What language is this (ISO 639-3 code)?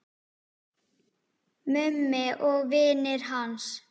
isl